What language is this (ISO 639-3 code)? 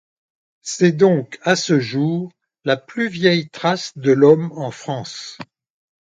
fra